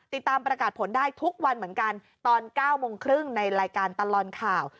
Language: Thai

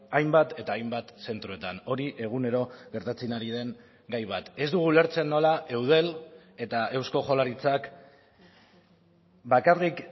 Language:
Basque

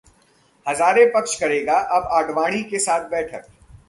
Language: Hindi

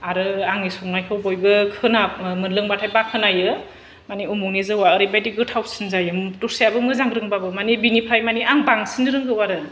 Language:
Bodo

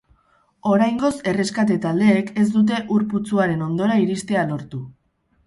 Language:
Basque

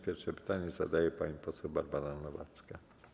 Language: Polish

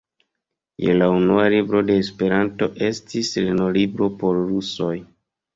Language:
Esperanto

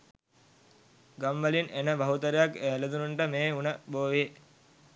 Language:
Sinhala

